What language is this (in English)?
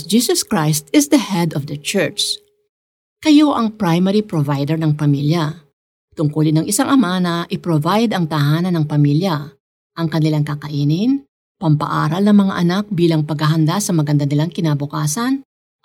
Filipino